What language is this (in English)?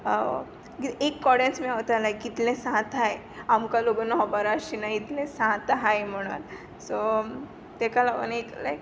Konkani